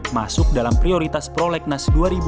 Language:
Indonesian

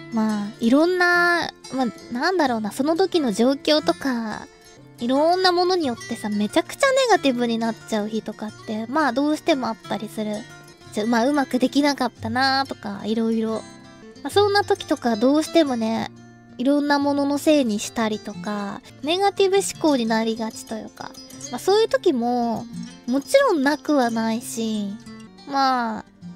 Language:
Japanese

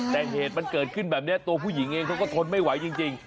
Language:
Thai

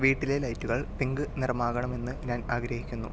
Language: Malayalam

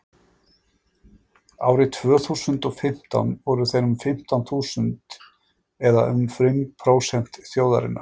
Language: Icelandic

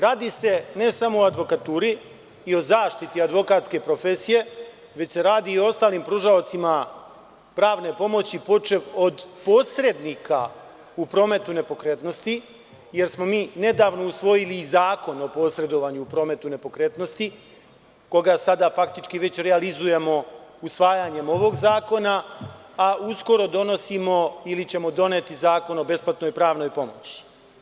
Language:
Serbian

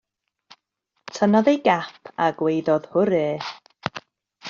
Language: Welsh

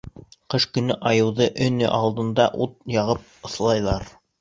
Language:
Bashkir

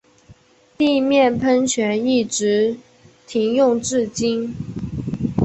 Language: Chinese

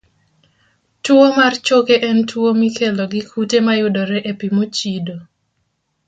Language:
Luo (Kenya and Tanzania)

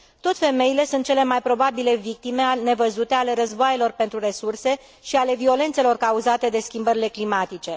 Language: Romanian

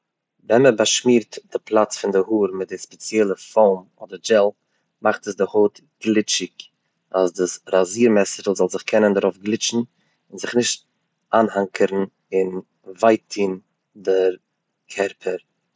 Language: Yiddish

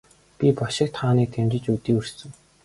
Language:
Mongolian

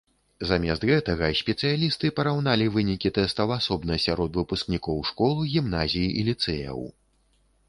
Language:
Belarusian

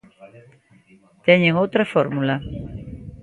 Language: Galician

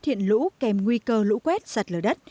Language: Vietnamese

